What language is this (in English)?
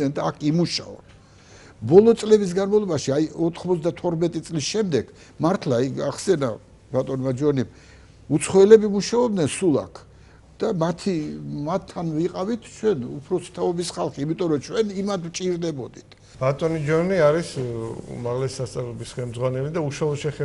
Romanian